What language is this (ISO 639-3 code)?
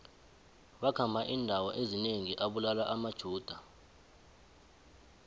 nbl